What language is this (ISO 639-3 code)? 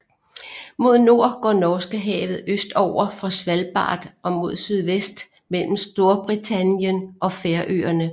dan